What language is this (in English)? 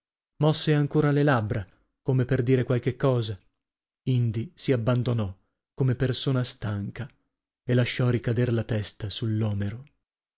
Italian